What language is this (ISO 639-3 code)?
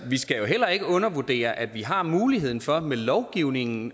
dan